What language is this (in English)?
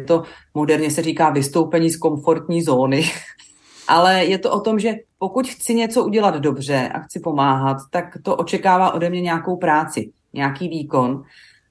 Czech